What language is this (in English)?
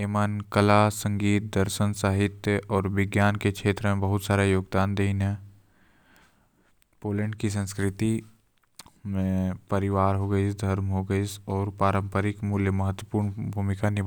Korwa